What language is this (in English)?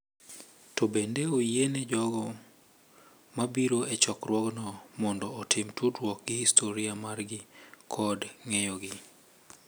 Luo (Kenya and Tanzania)